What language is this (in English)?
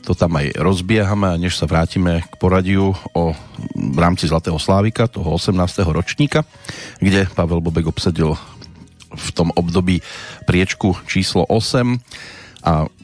Slovak